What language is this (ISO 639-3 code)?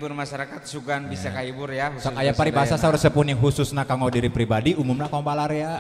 ind